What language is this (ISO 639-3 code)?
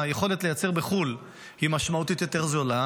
heb